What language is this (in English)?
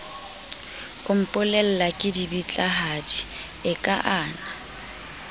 Southern Sotho